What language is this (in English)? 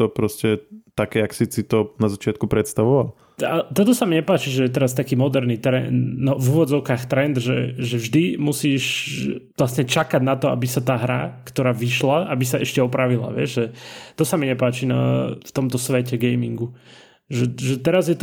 Slovak